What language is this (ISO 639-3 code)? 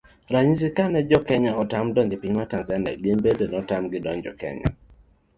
luo